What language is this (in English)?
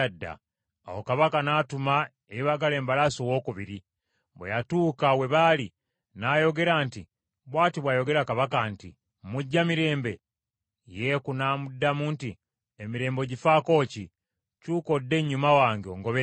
Ganda